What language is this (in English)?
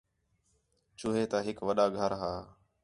Khetrani